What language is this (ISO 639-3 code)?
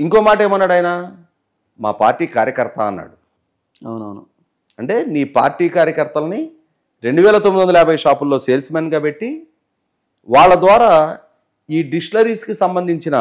tel